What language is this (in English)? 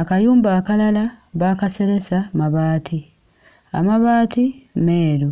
Ganda